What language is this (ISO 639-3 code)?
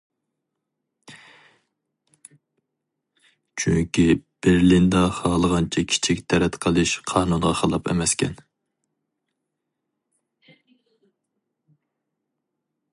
uig